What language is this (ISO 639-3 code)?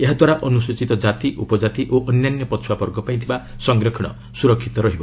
ori